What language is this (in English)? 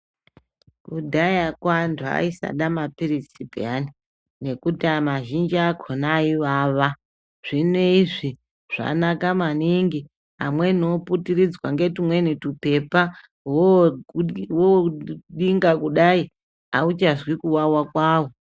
Ndau